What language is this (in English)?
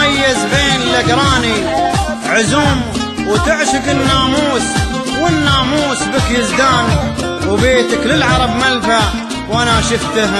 Arabic